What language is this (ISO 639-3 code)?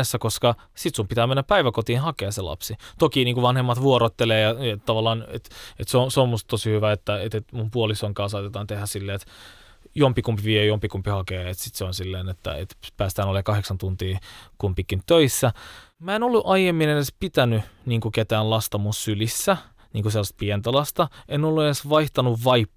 fin